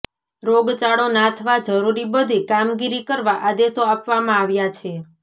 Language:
Gujarati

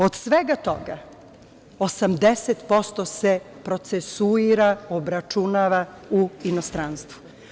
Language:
Serbian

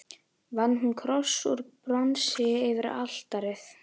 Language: Icelandic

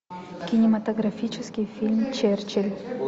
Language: Russian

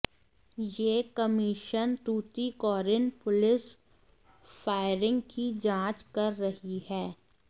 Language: Hindi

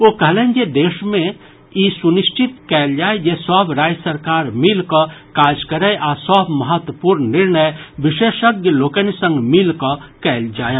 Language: Maithili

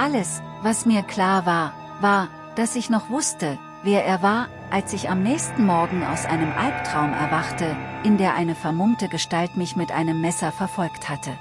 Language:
German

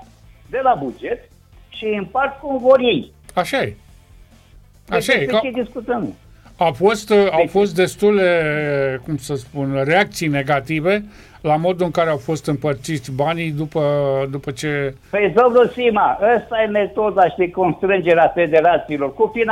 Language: Romanian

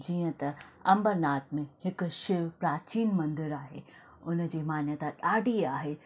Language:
Sindhi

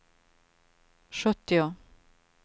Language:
Swedish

